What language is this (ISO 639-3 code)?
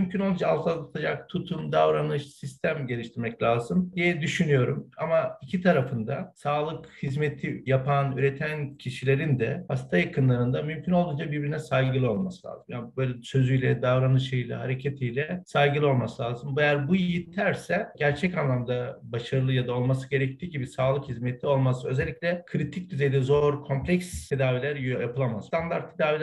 tur